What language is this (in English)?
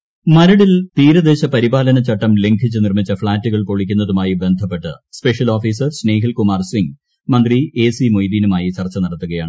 Malayalam